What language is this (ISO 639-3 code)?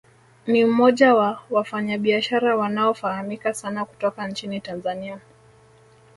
swa